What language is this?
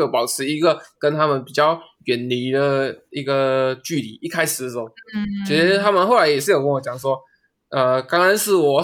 Chinese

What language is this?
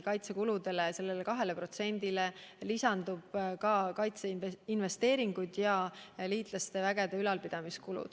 Estonian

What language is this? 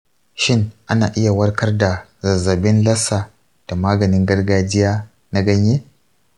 Hausa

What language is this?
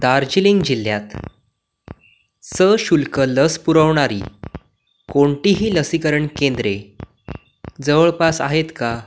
Marathi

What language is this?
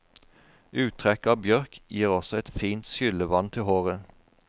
Norwegian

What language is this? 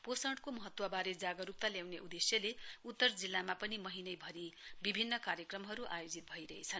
Nepali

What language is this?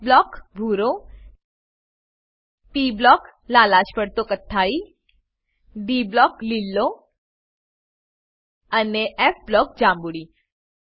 Gujarati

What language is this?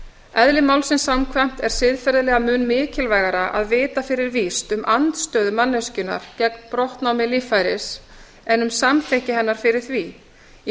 Icelandic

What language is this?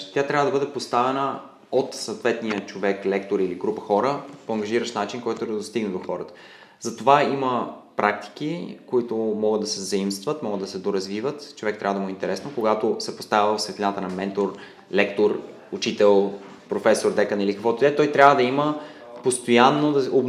Bulgarian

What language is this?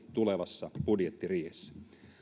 Finnish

